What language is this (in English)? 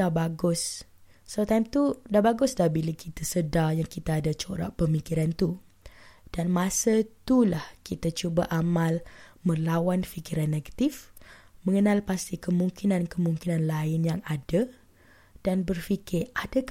Malay